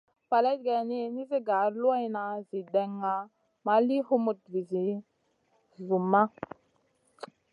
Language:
Masana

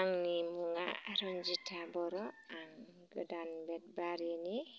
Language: Bodo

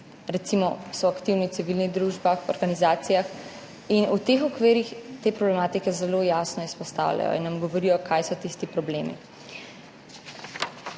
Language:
Slovenian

